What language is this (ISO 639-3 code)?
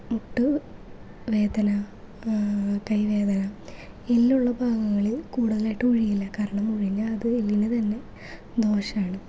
mal